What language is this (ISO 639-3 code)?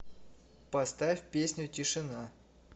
rus